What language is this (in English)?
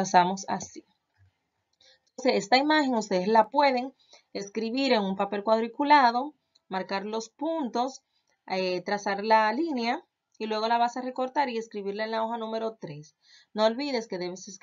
Spanish